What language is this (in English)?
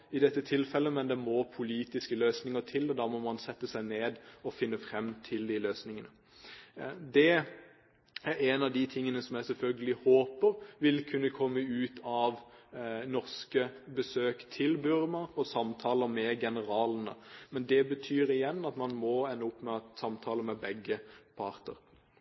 Norwegian Bokmål